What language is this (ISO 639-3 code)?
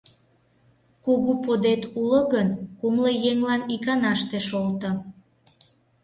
chm